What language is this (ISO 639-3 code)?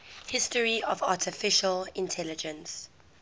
eng